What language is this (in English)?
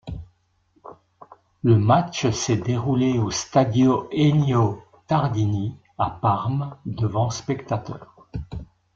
French